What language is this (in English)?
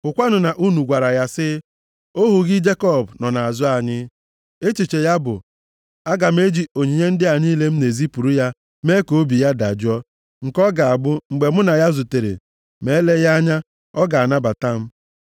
Igbo